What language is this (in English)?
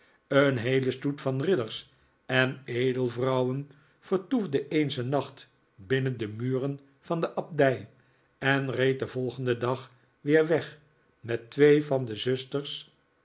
Dutch